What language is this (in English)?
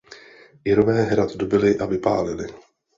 Czech